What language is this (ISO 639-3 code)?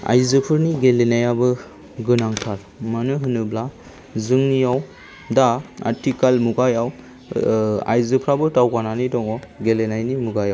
brx